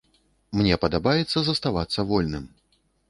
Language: Belarusian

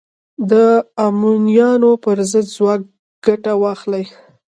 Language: Pashto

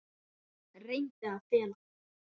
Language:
Icelandic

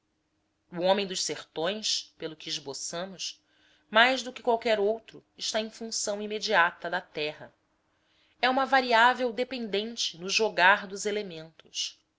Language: Portuguese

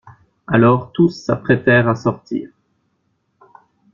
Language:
French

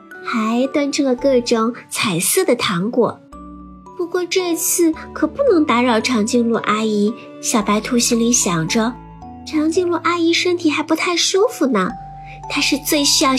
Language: Chinese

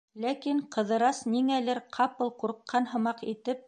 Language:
Bashkir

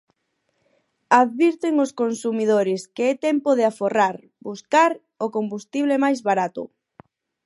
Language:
Galician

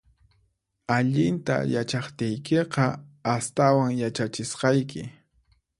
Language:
Puno Quechua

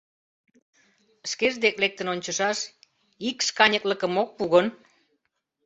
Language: Mari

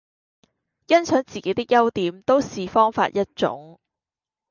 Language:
Cantonese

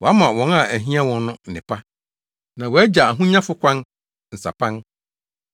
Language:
Akan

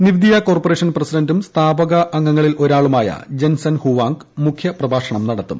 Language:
Malayalam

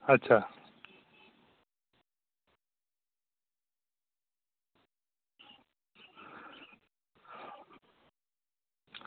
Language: Dogri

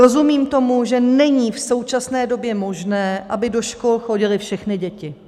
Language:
Czech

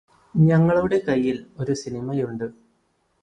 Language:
Malayalam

